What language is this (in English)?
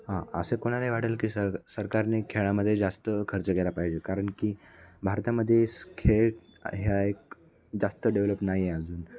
Marathi